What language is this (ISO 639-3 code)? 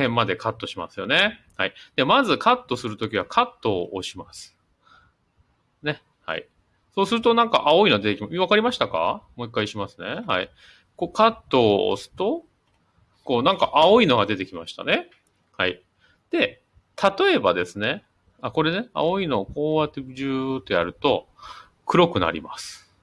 jpn